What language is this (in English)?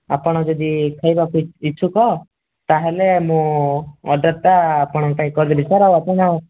Odia